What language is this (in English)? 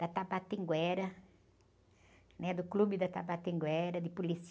Portuguese